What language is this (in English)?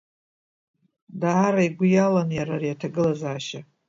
Abkhazian